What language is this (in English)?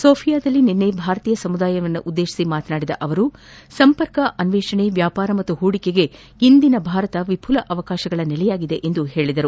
Kannada